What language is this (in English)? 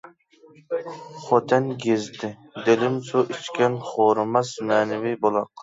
Uyghur